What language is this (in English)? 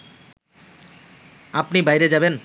Bangla